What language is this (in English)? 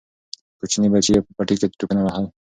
Pashto